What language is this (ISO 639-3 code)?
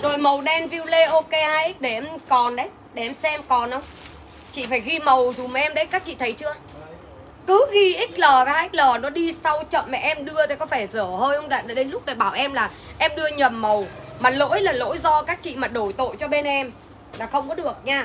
vie